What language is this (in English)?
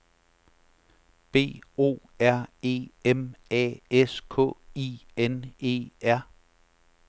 Danish